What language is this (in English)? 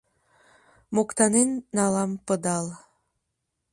Mari